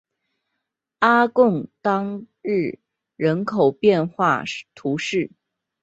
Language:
Chinese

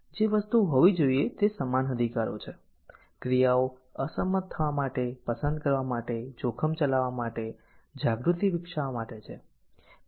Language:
Gujarati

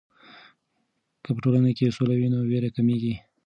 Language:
Pashto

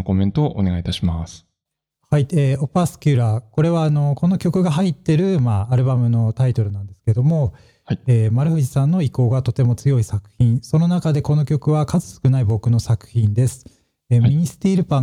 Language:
Japanese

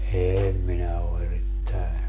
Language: Finnish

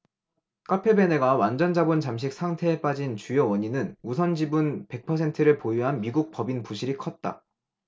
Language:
Korean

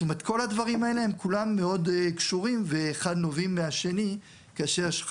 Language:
Hebrew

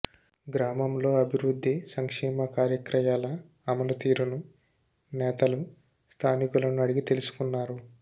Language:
Telugu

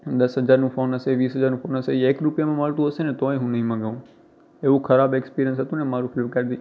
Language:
Gujarati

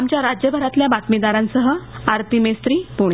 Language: Marathi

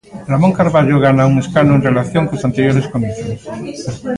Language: Galician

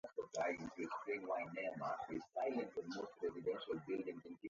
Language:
Swahili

